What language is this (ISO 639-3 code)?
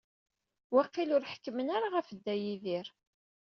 kab